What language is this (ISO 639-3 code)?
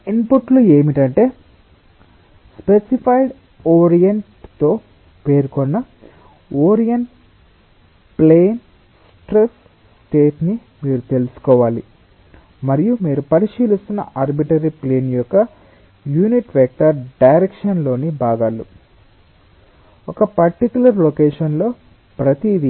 tel